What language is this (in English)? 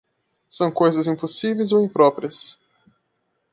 Portuguese